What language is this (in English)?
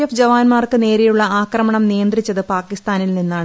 Malayalam